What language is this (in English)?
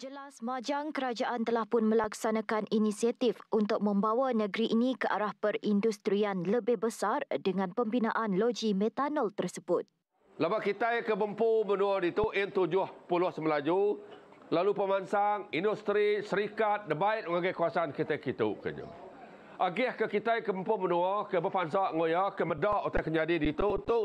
Malay